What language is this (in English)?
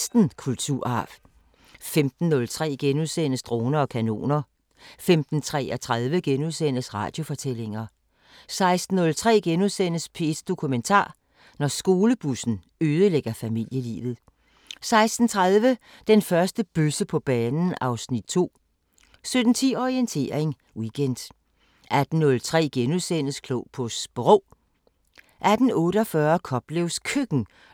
Danish